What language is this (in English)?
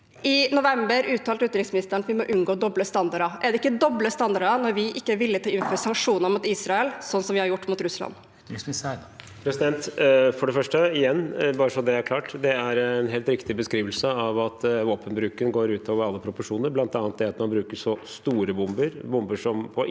Norwegian